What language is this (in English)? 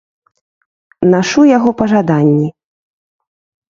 Belarusian